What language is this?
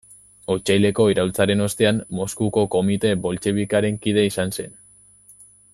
Basque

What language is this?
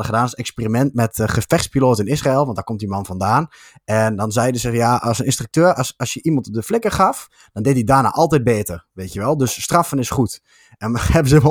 Dutch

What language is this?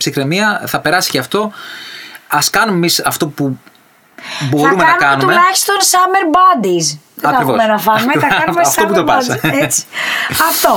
Greek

